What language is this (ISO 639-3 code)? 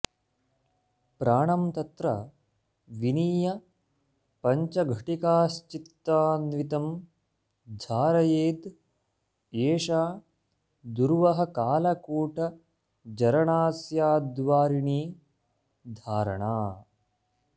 san